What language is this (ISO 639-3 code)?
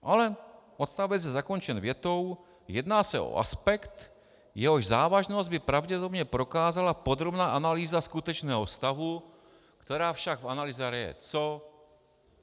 ces